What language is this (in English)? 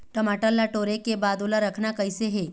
Chhattisgarhi